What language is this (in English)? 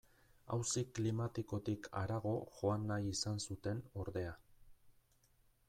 Basque